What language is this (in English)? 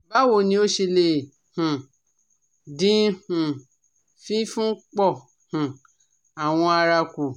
Yoruba